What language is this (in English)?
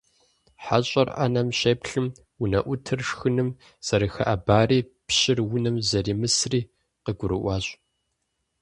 Kabardian